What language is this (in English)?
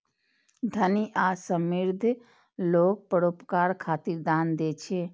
Maithili